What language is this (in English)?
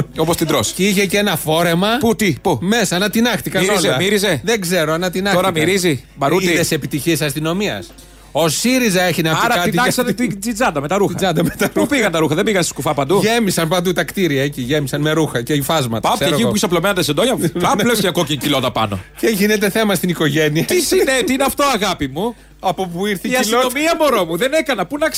Greek